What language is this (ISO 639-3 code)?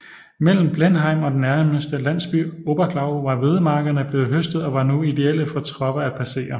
dan